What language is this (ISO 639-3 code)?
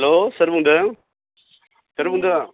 brx